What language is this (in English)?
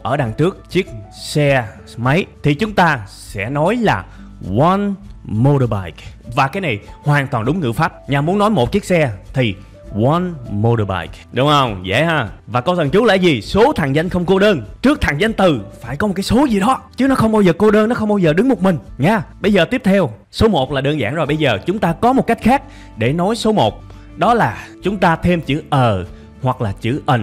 Vietnamese